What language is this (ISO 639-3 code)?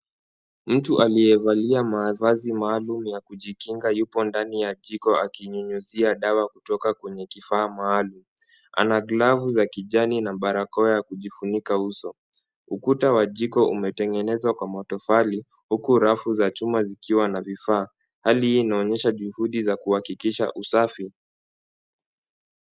swa